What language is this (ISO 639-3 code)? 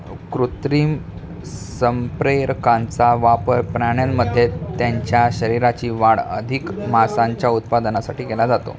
mar